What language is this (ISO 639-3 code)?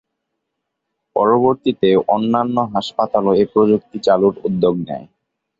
ben